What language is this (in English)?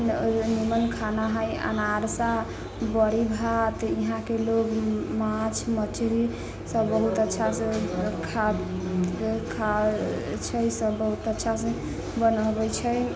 Maithili